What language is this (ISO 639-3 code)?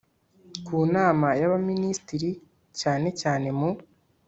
kin